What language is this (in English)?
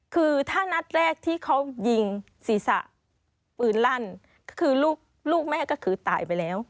Thai